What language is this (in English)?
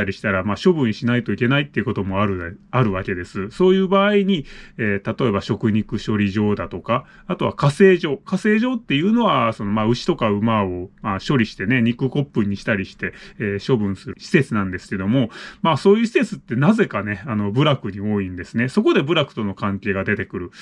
Japanese